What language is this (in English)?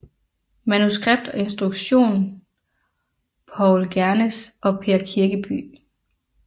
Danish